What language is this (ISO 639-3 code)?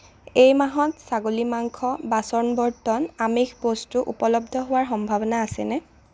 asm